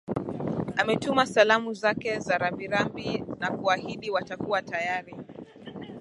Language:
Swahili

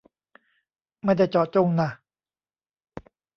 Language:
Thai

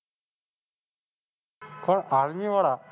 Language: Gujarati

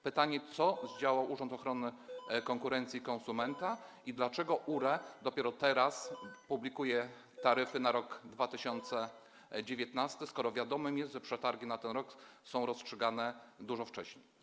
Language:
Polish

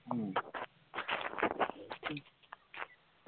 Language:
Assamese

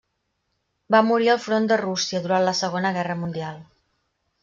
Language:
Catalan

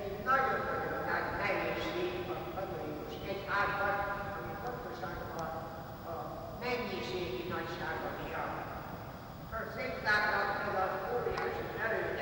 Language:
Hungarian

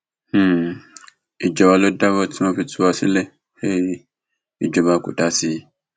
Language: Yoruba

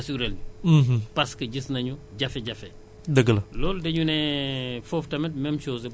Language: Wolof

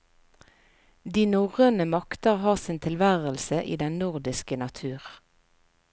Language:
Norwegian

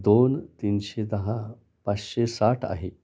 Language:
Marathi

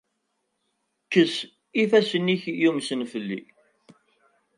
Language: Kabyle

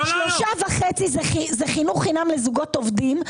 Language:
Hebrew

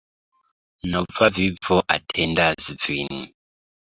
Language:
Esperanto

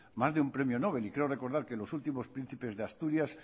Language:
Spanish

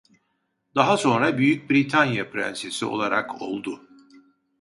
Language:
Turkish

